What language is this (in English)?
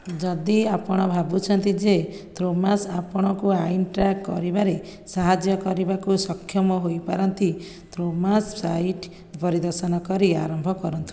Odia